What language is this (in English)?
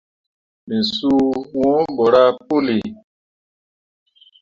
Mundang